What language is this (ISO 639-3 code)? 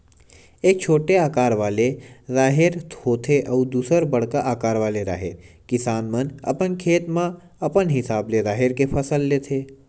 hne